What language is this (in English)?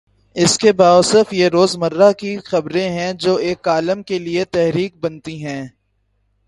Urdu